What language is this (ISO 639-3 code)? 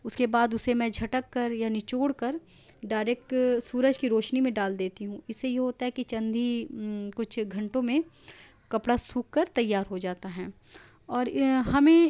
urd